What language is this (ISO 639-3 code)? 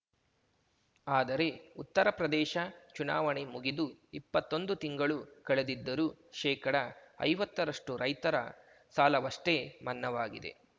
kan